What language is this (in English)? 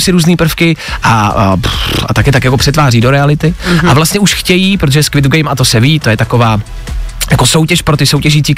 Czech